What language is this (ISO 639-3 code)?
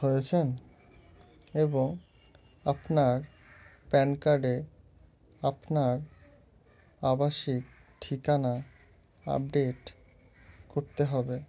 ben